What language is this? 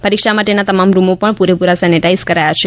Gujarati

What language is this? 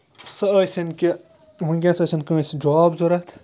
Kashmiri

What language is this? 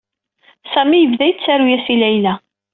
Kabyle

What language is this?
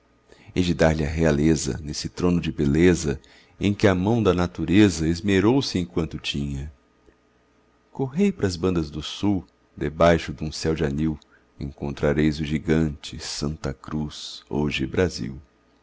Portuguese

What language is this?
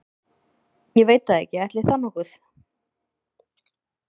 Icelandic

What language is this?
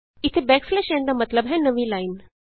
Punjabi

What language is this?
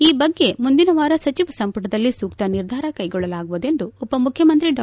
Kannada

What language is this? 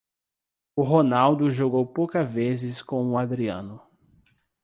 Portuguese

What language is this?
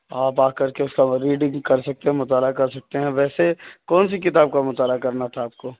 Urdu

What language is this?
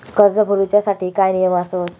Marathi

